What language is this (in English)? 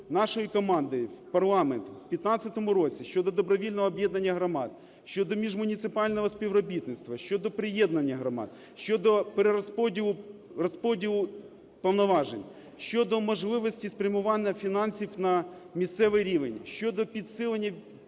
Ukrainian